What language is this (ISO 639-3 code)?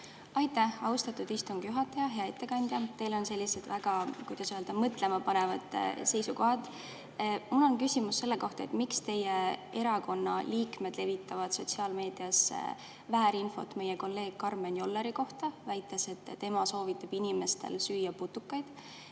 est